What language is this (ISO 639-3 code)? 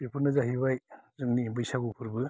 brx